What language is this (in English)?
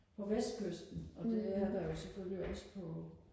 Danish